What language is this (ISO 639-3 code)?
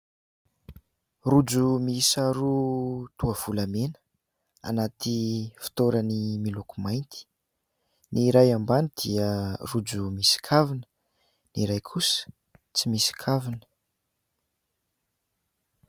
mlg